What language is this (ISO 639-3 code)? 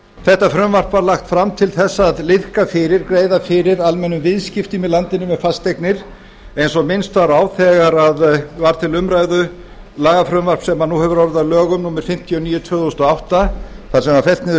isl